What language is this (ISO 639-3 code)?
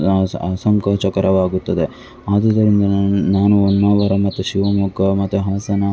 kan